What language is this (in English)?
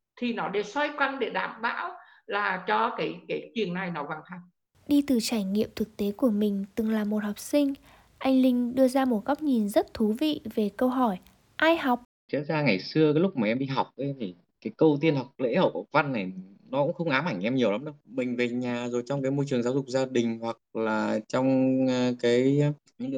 Vietnamese